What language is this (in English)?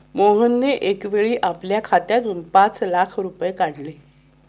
Marathi